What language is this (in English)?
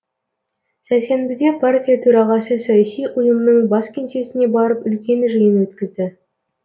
Kazakh